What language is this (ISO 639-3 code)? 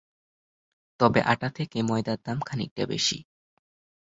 ben